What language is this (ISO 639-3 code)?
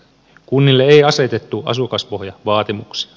fin